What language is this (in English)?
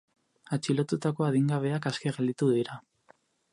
Basque